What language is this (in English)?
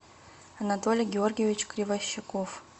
Russian